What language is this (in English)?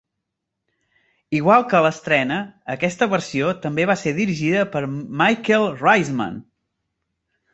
Catalan